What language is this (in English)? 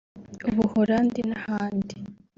Kinyarwanda